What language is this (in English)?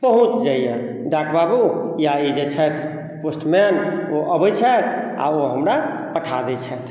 Maithili